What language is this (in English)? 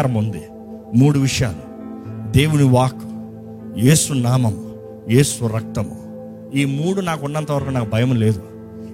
Telugu